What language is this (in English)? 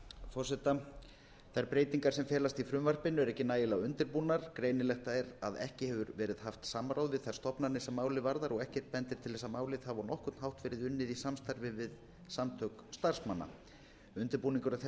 Icelandic